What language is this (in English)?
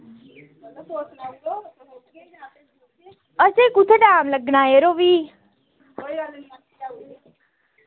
Dogri